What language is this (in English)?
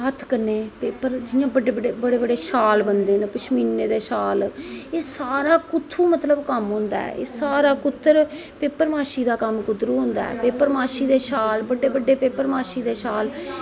Dogri